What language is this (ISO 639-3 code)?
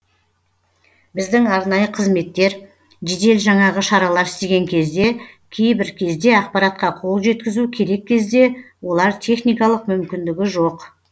kaz